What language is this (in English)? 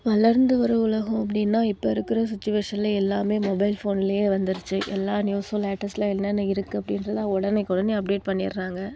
Tamil